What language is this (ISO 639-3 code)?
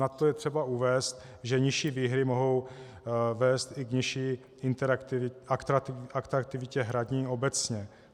ces